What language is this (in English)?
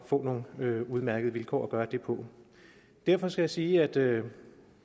Danish